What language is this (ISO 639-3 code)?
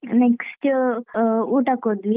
kan